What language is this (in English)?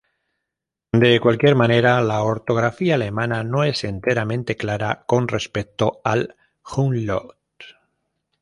Spanish